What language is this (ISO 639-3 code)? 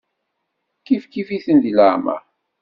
kab